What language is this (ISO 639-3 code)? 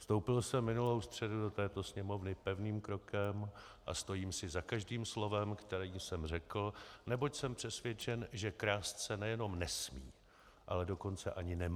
ces